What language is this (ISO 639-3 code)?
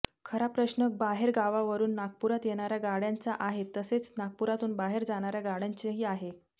mar